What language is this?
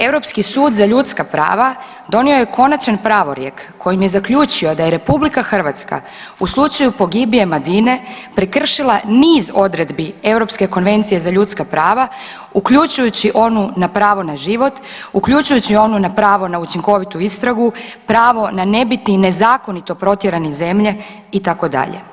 Croatian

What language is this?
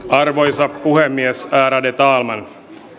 Finnish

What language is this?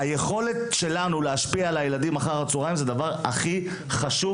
Hebrew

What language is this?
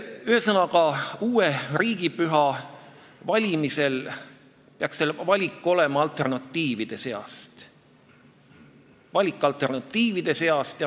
Estonian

